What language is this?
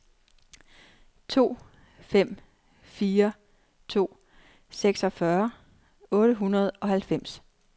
Danish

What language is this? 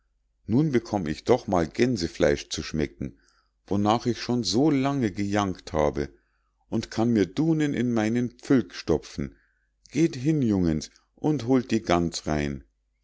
German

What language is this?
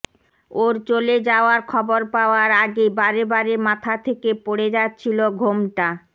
Bangla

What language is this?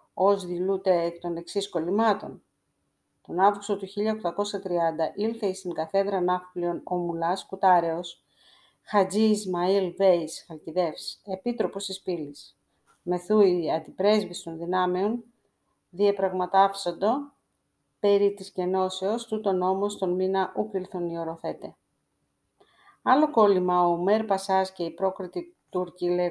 Greek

